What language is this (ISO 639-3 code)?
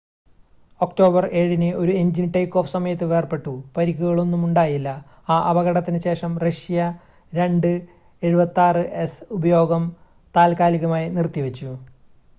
mal